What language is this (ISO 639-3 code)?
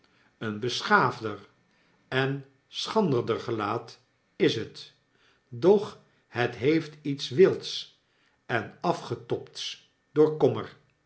nld